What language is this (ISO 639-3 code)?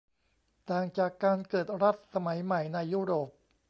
tha